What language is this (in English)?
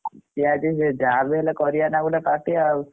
Odia